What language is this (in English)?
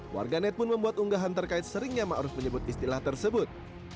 Indonesian